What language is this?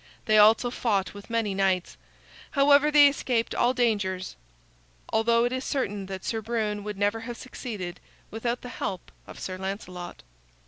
English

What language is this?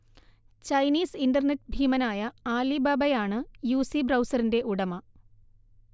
Malayalam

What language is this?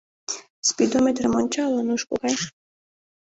Mari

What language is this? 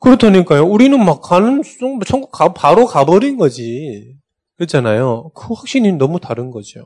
Korean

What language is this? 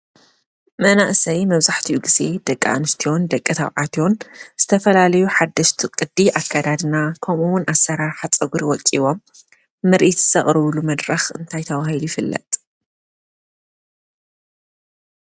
Tigrinya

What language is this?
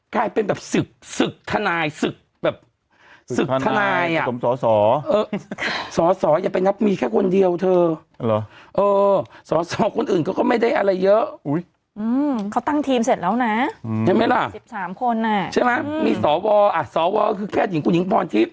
Thai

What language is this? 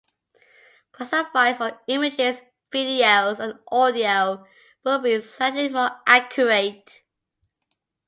English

